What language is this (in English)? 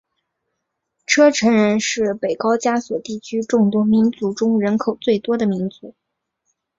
Chinese